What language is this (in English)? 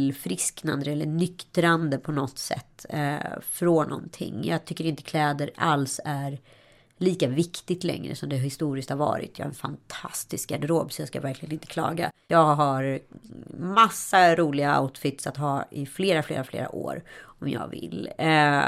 Swedish